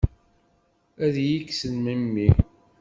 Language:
Kabyle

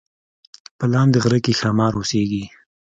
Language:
Pashto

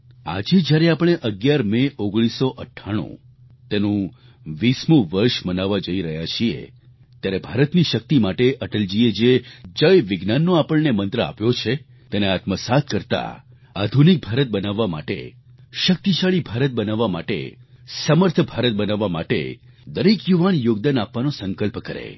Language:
Gujarati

